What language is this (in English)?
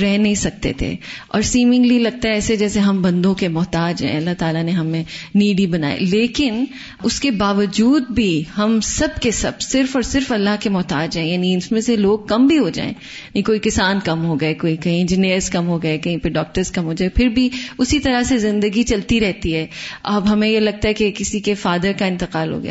Urdu